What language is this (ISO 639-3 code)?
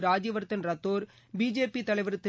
tam